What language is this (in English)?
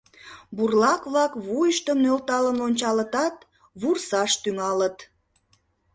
Mari